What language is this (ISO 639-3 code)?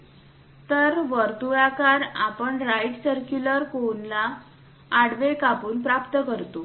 mar